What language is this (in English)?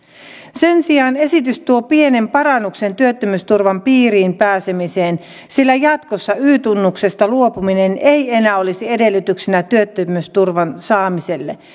Finnish